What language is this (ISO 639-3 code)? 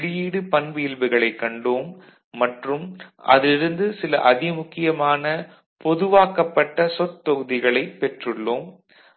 tam